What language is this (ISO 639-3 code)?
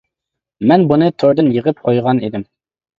uig